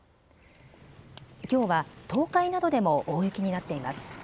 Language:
Japanese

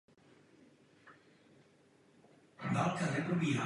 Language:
Czech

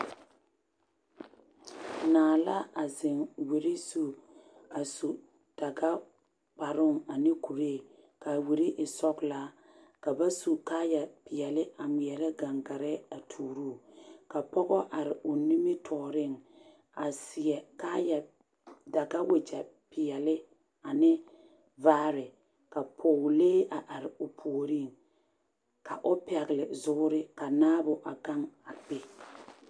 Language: Southern Dagaare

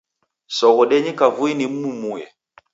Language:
Taita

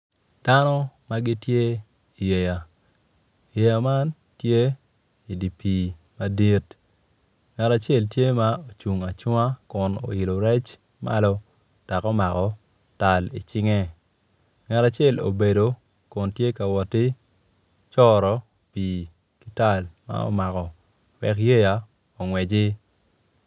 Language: Acoli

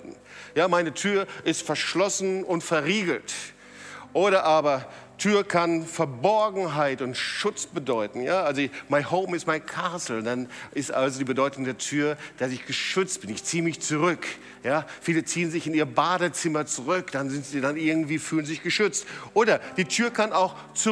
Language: German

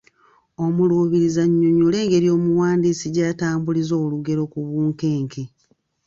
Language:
Ganda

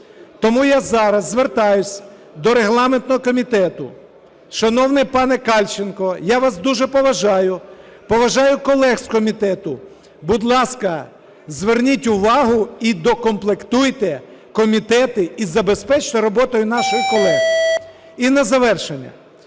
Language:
Ukrainian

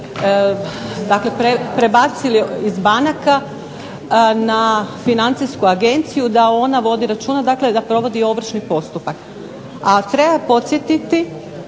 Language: Croatian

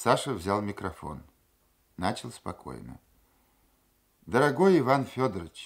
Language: Russian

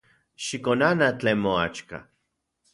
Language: Central Puebla Nahuatl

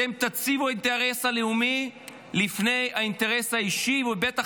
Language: Hebrew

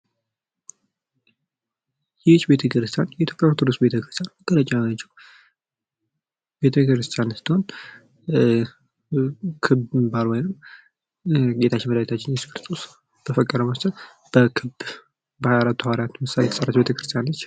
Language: Amharic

